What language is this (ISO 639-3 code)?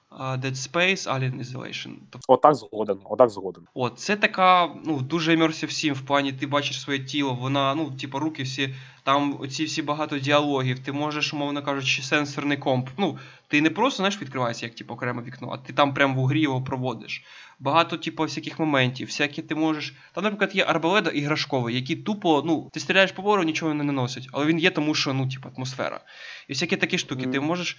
ukr